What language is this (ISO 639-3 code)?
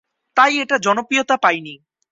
ben